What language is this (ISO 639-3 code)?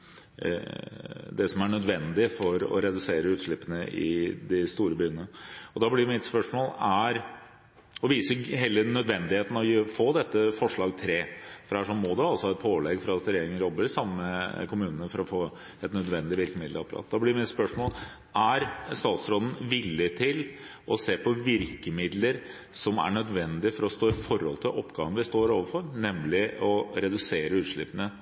nob